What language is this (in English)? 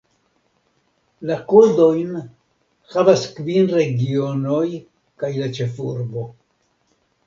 Esperanto